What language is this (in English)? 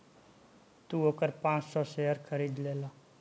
Bhojpuri